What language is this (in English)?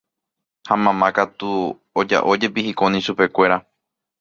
Guarani